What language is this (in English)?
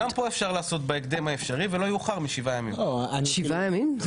Hebrew